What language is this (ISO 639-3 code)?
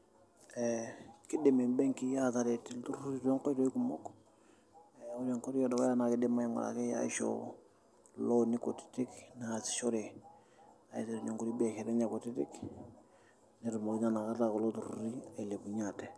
mas